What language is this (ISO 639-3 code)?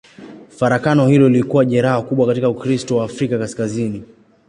swa